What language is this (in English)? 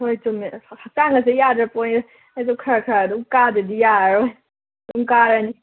Manipuri